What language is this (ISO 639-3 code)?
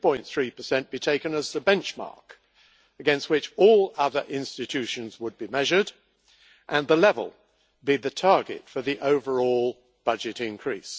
eng